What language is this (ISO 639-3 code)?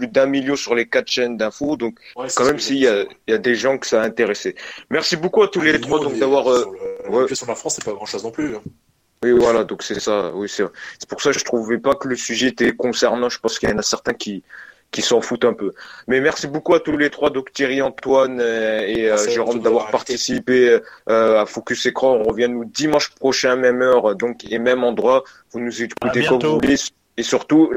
fra